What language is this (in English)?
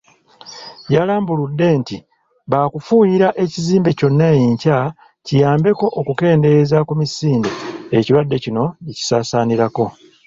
Ganda